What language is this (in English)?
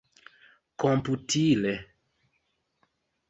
Esperanto